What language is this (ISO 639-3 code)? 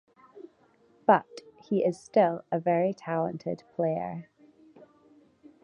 eng